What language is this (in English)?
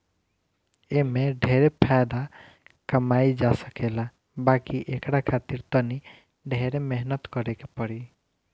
Bhojpuri